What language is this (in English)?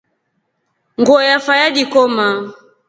Rombo